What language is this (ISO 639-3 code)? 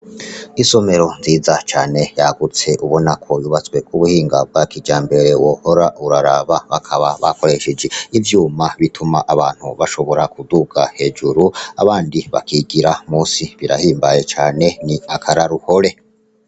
run